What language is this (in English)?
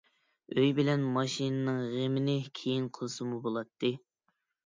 Uyghur